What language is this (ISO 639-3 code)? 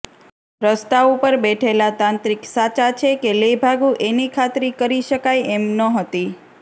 guj